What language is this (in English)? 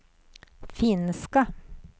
Swedish